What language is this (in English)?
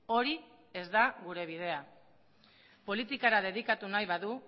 Basque